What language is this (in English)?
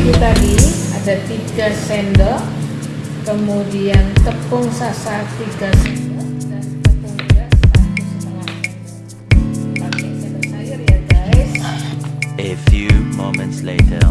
Indonesian